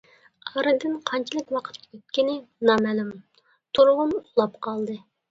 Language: Uyghur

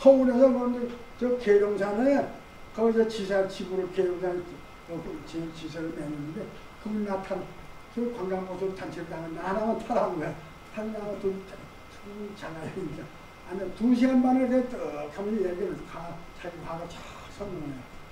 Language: Korean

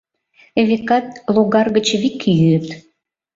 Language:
Mari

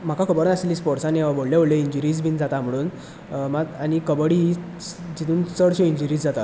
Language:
Konkani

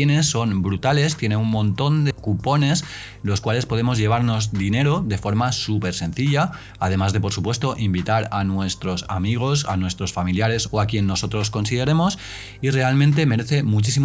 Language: Spanish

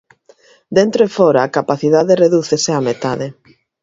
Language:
Galician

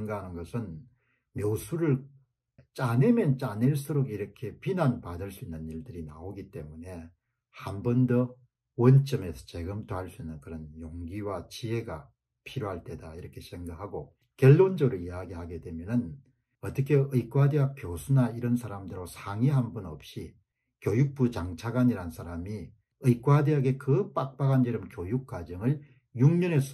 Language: Korean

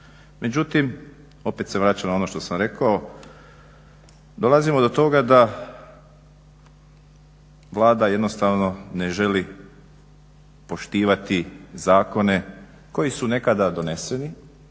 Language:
Croatian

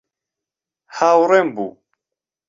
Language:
Central Kurdish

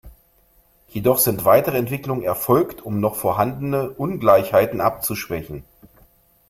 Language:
German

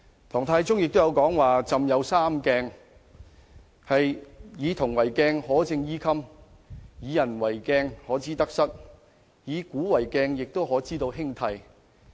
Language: Cantonese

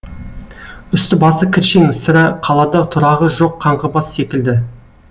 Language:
Kazakh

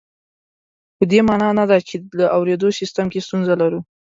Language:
Pashto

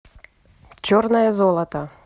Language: Russian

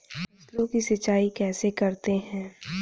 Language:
Hindi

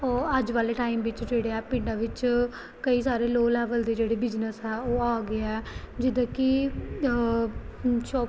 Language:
Punjabi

